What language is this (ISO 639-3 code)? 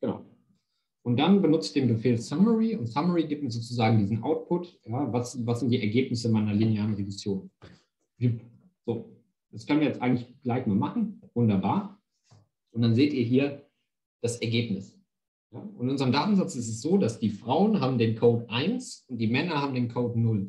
deu